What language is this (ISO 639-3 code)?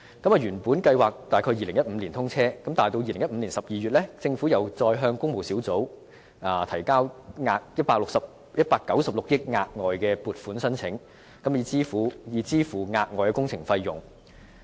yue